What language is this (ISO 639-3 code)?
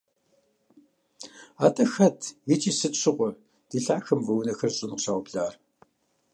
kbd